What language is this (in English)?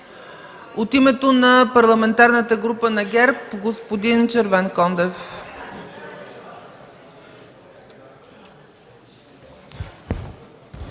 Bulgarian